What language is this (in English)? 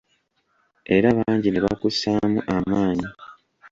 Ganda